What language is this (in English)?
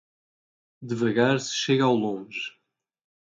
Portuguese